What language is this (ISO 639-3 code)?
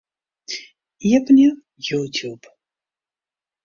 fry